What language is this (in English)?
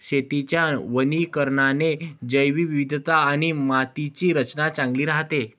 Marathi